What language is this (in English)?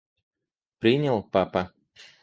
Russian